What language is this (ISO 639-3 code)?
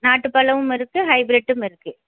tam